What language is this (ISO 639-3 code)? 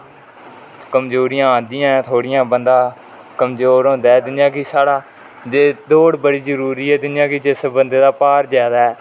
doi